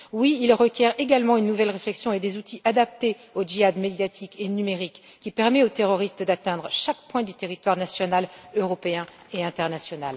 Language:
French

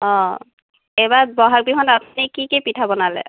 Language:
Assamese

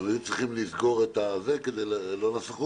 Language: Hebrew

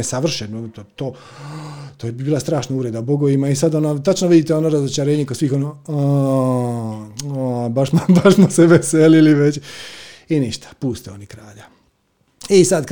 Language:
Croatian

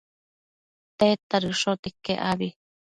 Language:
Matsés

